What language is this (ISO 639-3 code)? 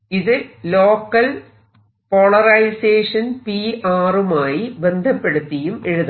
mal